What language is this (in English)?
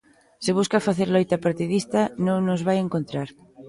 Galician